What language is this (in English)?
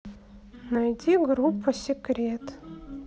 Russian